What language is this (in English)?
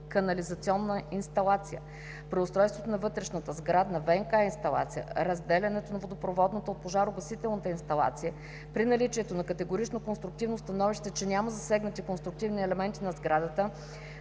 Bulgarian